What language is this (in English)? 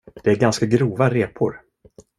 Swedish